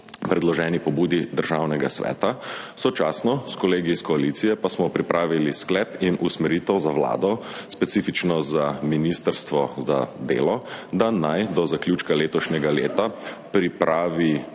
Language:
Slovenian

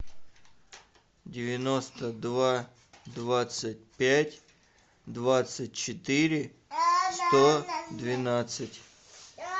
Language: Russian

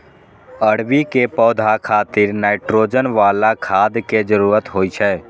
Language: Maithili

